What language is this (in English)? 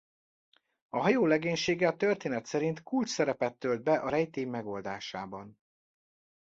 Hungarian